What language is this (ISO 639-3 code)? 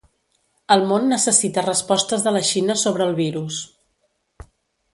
cat